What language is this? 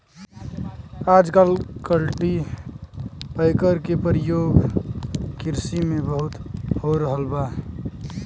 Bhojpuri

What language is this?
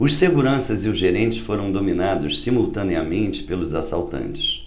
Portuguese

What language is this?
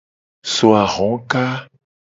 Gen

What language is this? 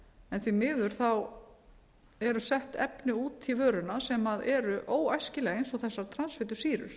Icelandic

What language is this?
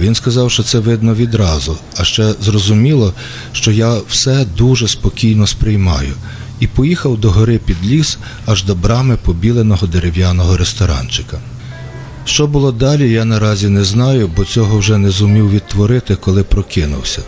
Ukrainian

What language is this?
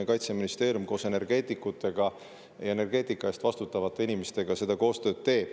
Estonian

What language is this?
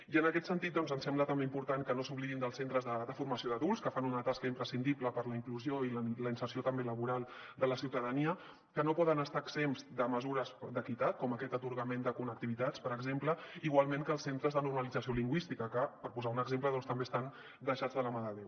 Catalan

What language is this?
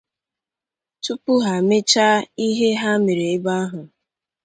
Igbo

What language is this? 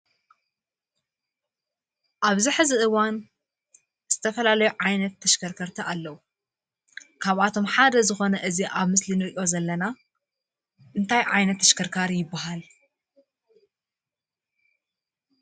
Tigrinya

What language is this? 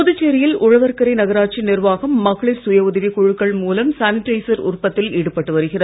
Tamil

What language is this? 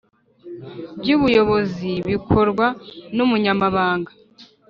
Kinyarwanda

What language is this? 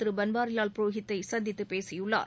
Tamil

